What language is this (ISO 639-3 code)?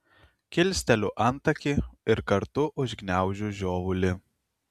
lit